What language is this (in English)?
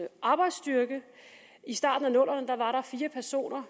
Danish